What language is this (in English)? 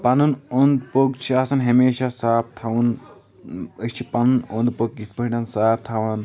Kashmiri